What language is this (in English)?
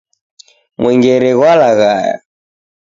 Taita